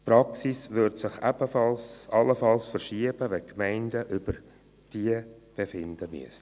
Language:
Swiss German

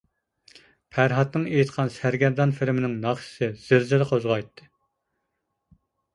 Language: Uyghur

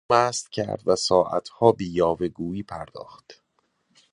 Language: Persian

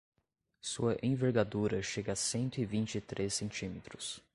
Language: Portuguese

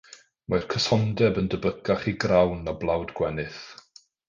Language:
Welsh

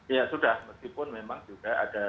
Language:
Indonesian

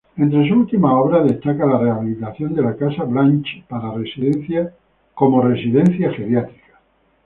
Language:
Spanish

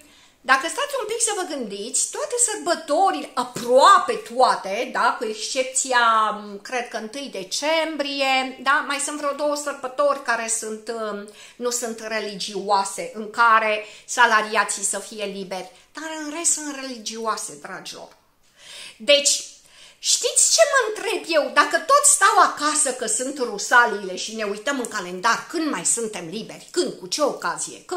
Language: Romanian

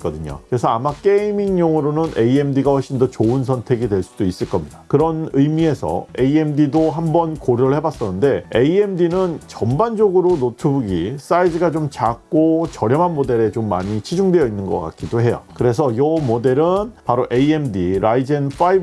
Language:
Korean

